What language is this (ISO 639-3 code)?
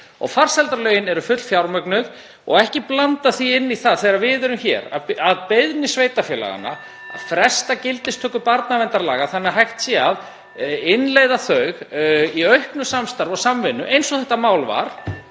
isl